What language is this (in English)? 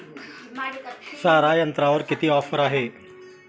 Marathi